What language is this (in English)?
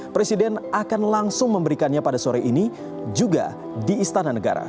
Indonesian